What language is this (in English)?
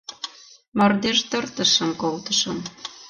Mari